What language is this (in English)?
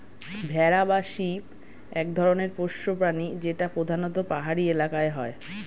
Bangla